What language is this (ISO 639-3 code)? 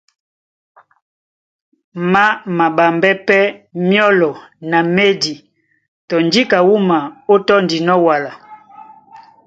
dua